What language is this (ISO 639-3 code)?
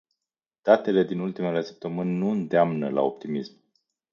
ron